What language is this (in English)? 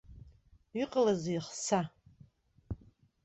Abkhazian